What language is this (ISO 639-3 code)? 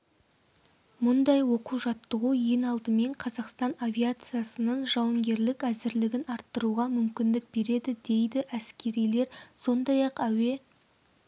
kaz